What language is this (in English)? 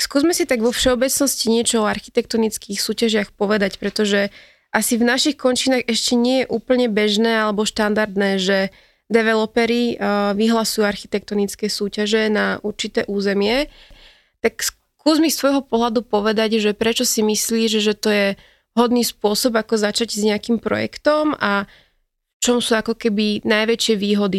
Slovak